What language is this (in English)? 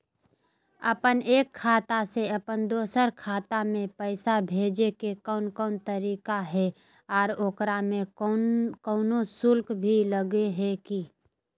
Magahi